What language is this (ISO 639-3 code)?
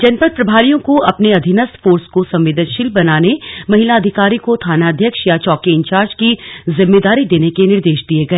hin